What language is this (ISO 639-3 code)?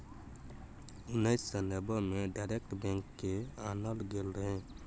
mai